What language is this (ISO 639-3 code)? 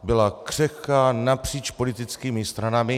ces